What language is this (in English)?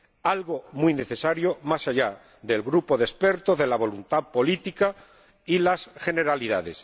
Spanish